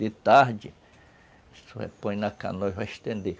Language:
Portuguese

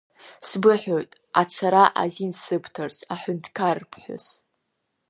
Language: Abkhazian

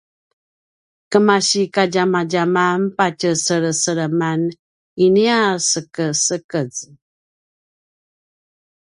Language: Paiwan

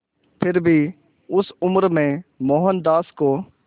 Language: Hindi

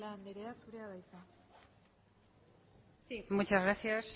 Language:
Basque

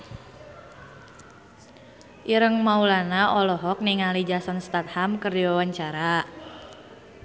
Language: Sundanese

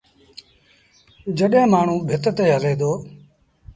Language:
Sindhi Bhil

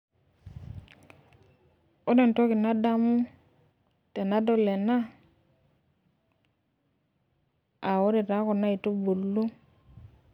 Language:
Masai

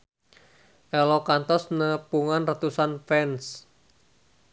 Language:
Sundanese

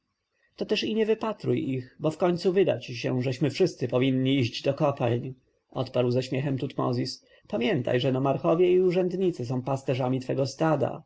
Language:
Polish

